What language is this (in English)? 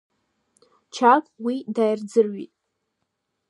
Abkhazian